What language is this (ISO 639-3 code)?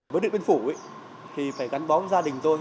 vie